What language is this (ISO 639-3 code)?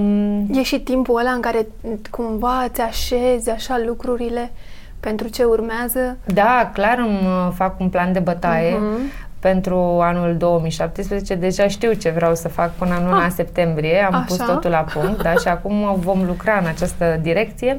ron